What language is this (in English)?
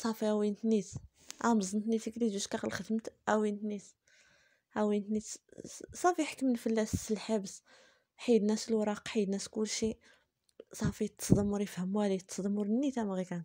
Arabic